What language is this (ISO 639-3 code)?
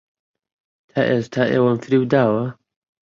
ckb